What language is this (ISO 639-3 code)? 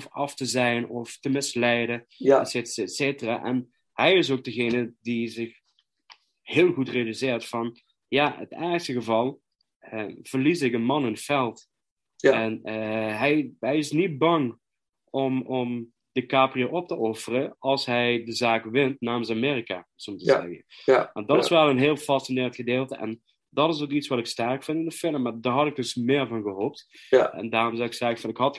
nld